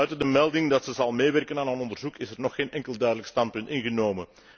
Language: Dutch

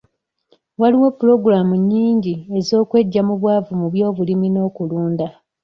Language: Ganda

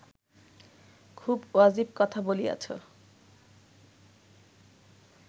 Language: Bangla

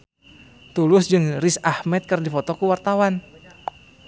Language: Sundanese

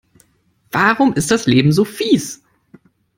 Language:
German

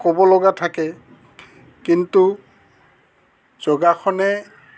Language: Assamese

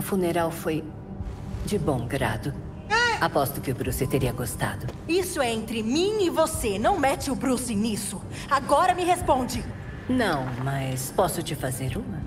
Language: Portuguese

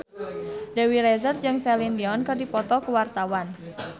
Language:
Sundanese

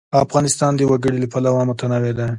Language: Pashto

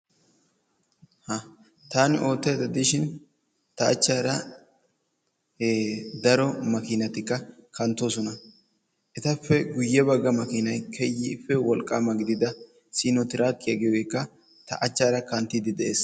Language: Wolaytta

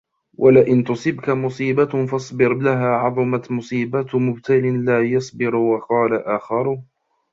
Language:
Arabic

